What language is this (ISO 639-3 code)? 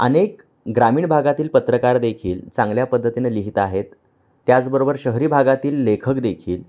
mar